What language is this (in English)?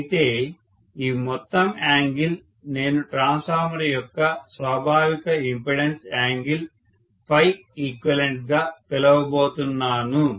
Telugu